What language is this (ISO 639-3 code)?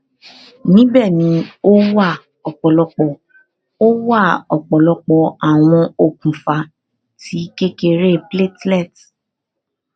yor